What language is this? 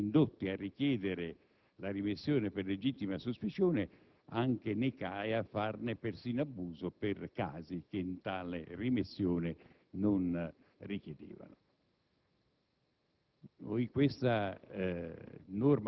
Italian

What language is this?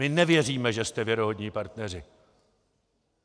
Czech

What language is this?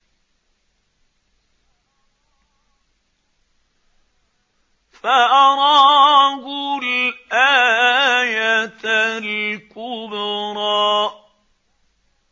Arabic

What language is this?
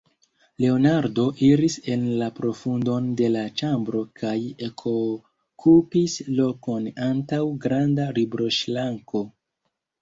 Esperanto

